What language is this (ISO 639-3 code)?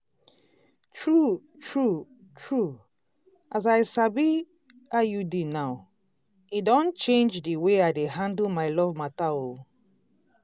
pcm